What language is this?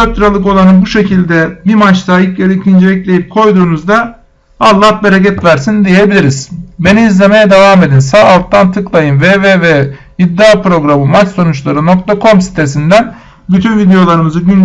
Turkish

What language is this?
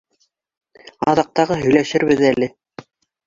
Bashkir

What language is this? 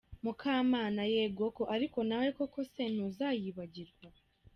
Kinyarwanda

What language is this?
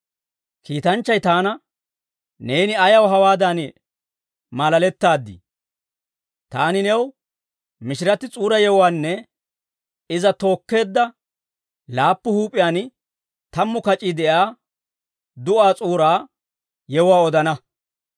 Dawro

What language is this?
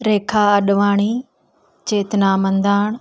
Sindhi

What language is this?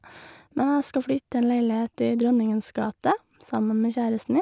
Norwegian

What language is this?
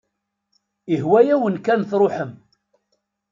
Kabyle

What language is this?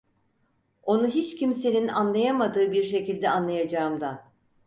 Turkish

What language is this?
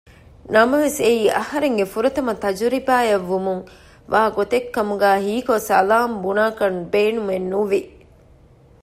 Divehi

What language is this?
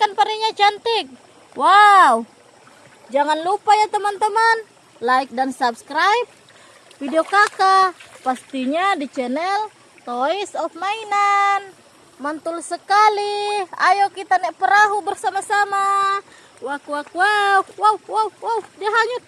Indonesian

